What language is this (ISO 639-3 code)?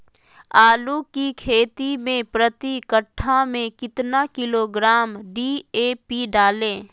mag